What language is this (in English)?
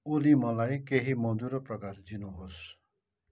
Nepali